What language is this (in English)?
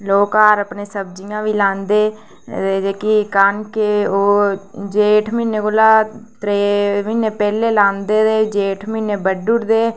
Dogri